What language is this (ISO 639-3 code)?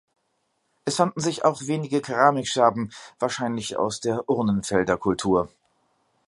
deu